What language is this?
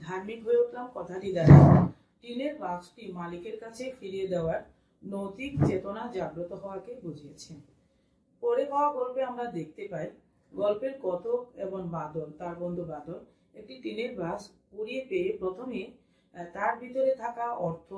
Hindi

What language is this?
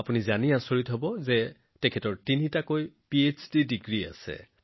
Assamese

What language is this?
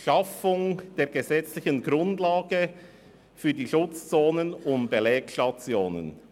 Swiss German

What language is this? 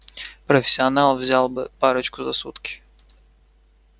Russian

